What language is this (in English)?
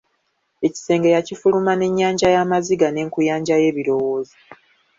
Ganda